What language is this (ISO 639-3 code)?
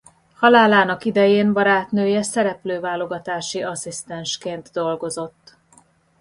hun